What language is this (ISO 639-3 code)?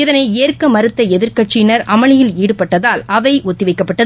tam